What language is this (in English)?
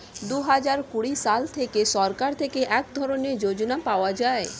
Bangla